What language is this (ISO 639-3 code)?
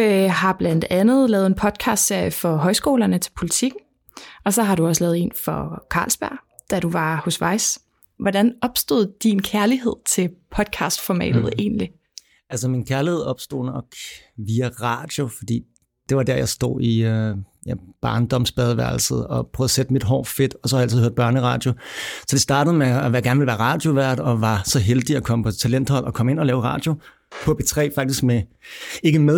dan